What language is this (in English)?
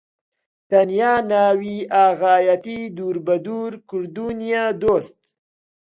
Central Kurdish